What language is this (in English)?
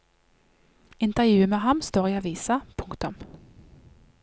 Norwegian